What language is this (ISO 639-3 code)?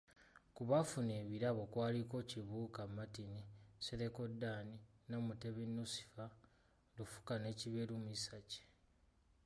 lug